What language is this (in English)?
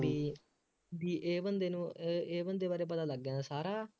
Punjabi